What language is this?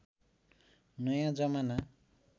Nepali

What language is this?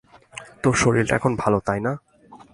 Bangla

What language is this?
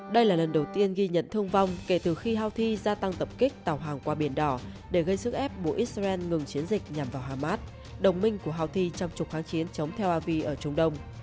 Vietnamese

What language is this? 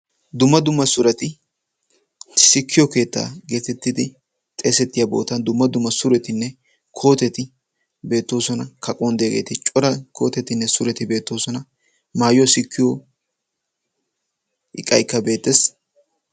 Wolaytta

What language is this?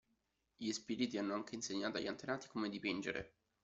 Italian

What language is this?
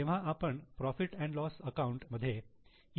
Marathi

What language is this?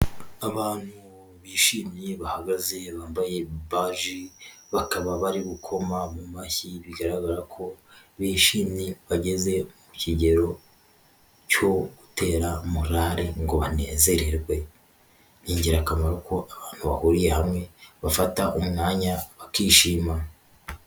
Kinyarwanda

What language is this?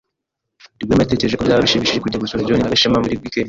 Kinyarwanda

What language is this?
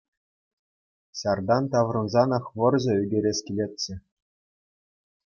Chuvash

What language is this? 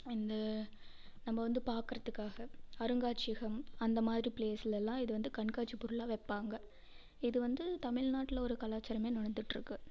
Tamil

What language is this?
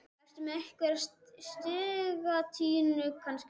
Icelandic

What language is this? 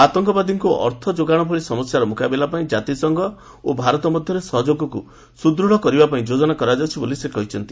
Odia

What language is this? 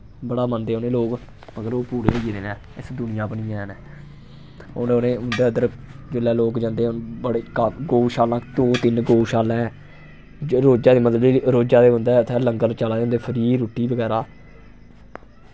Dogri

